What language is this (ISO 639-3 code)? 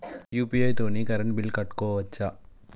tel